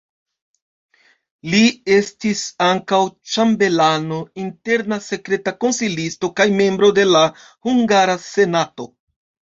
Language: Esperanto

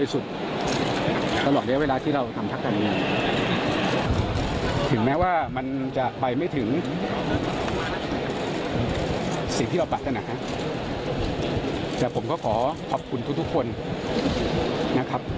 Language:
Thai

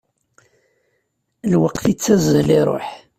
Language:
Kabyle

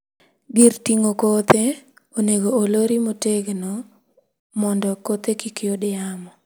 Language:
Luo (Kenya and Tanzania)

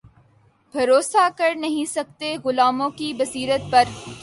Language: Urdu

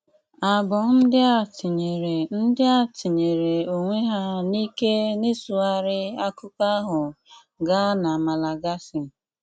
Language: Igbo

